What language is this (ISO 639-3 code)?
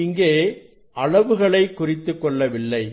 tam